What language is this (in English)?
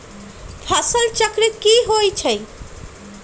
Magahi